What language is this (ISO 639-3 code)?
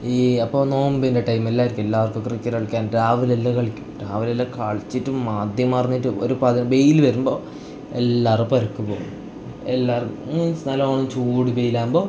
mal